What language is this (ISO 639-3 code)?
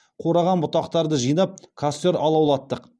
kaz